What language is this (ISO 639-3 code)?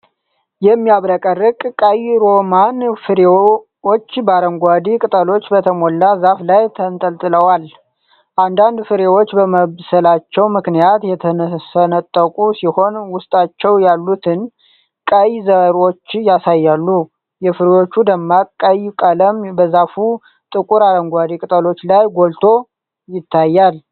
amh